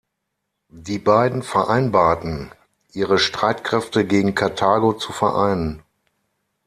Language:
German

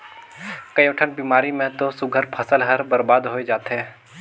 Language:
Chhattisgarhi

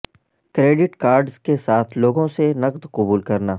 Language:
Urdu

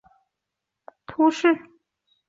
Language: Chinese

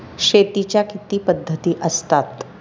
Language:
Marathi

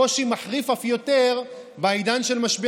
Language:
Hebrew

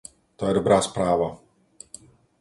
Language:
Czech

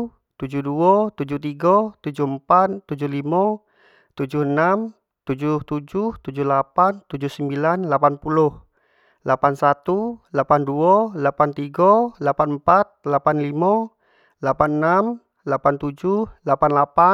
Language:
Jambi Malay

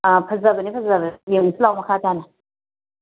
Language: Manipuri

